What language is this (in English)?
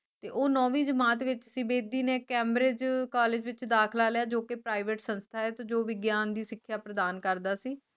Punjabi